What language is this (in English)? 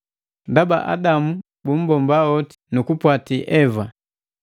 Matengo